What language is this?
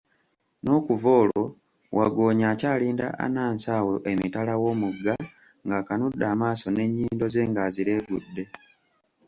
Ganda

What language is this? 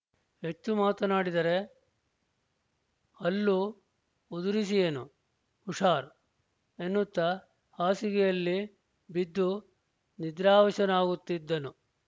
Kannada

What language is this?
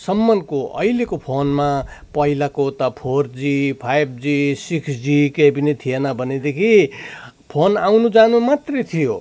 Nepali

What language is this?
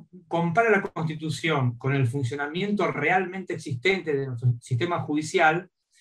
Spanish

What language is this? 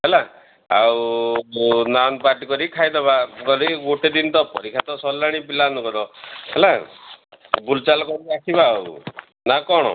Odia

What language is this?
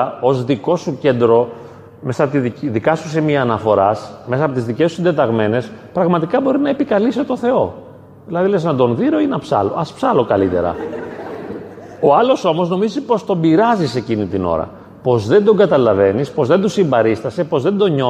Greek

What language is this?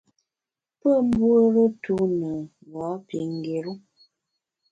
Bamun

